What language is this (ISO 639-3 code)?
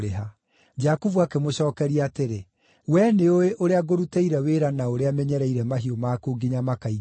kik